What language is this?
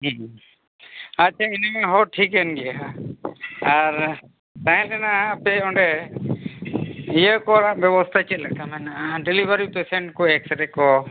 Santali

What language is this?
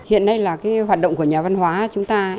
Vietnamese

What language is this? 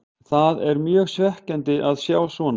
Icelandic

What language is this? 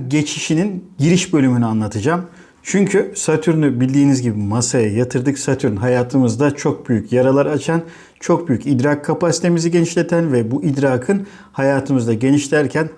Turkish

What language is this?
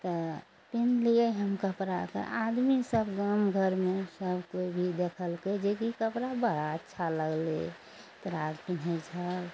Maithili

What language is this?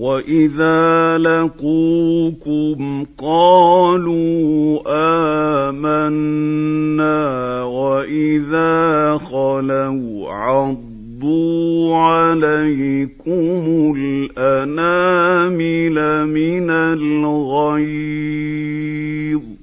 Arabic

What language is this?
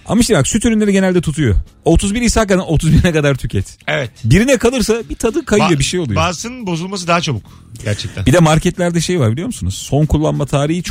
Turkish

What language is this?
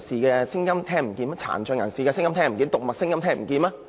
Cantonese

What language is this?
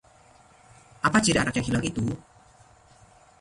Indonesian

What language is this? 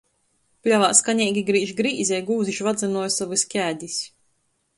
Latgalian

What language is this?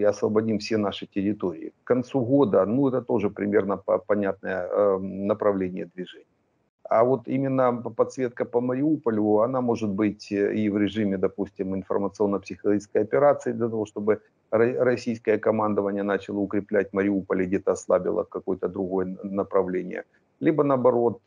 Russian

